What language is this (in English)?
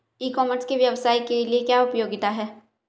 Hindi